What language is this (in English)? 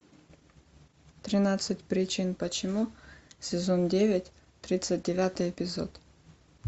Russian